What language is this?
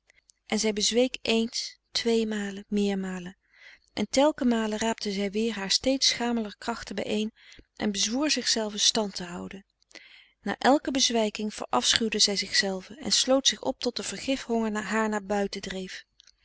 Dutch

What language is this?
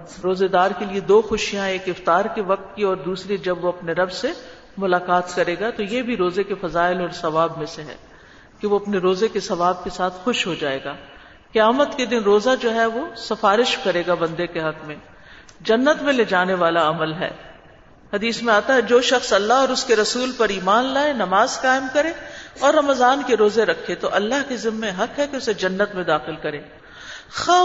Urdu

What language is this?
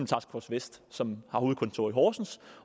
Danish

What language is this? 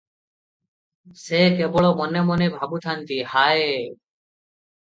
Odia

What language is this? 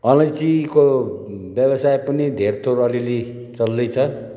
Nepali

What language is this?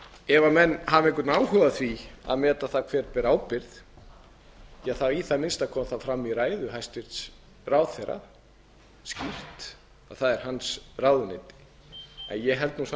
Icelandic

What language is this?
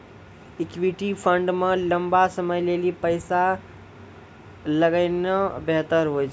Maithili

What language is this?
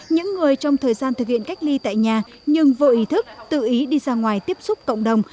Vietnamese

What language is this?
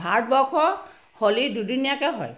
Assamese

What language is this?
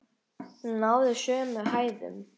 Icelandic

